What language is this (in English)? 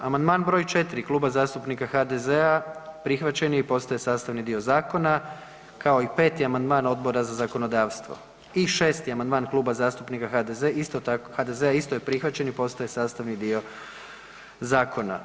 Croatian